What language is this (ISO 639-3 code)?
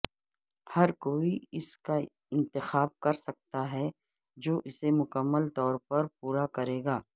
urd